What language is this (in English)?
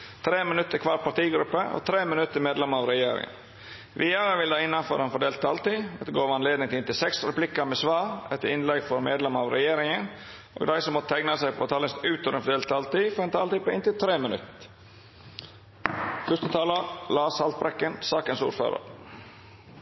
Norwegian Nynorsk